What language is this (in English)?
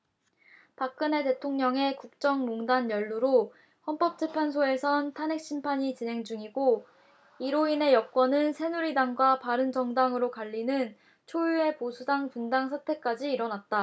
Korean